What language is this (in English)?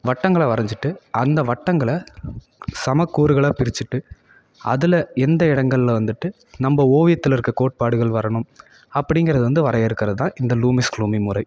Tamil